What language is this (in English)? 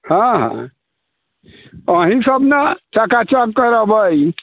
Maithili